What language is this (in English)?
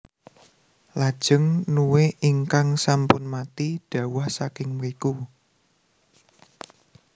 Javanese